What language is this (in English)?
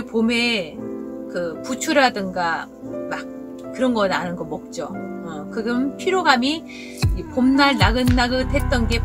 Korean